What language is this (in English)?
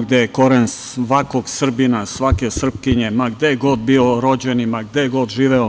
Serbian